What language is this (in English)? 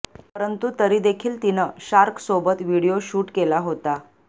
Marathi